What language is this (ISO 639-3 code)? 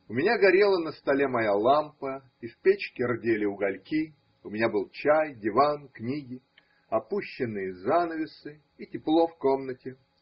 rus